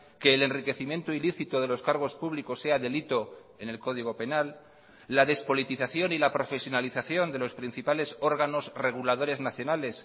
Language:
Spanish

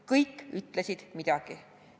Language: Estonian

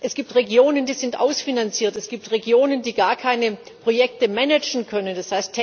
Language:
German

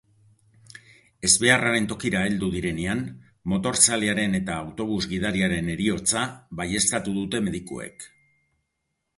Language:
Basque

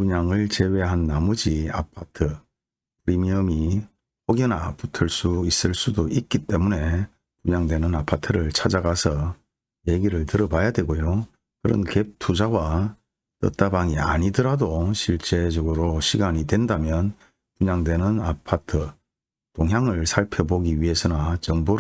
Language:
Korean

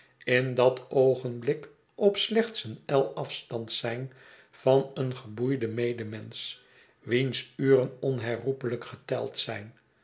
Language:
Dutch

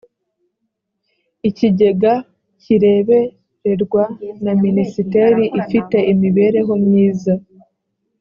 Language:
Kinyarwanda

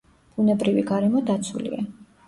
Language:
Georgian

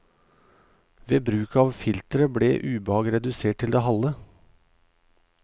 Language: Norwegian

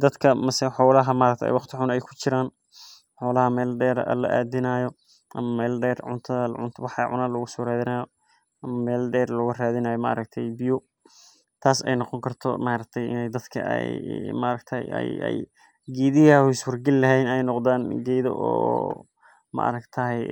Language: Somali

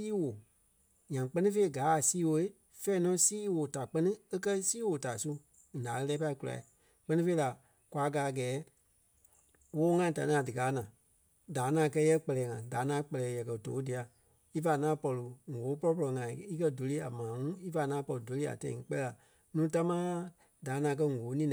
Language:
Kpelle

